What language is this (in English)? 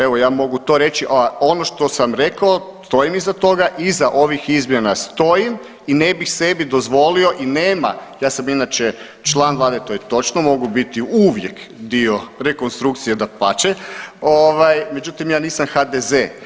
Croatian